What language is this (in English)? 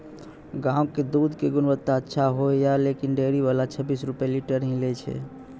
Maithili